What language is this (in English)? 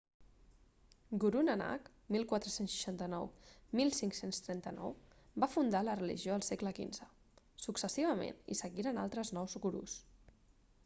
Catalan